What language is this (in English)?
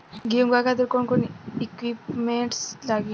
Bhojpuri